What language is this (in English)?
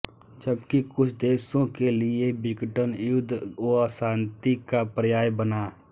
Hindi